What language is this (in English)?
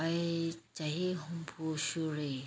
Manipuri